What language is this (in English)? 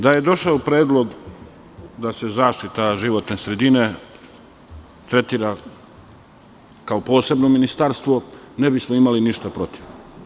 Serbian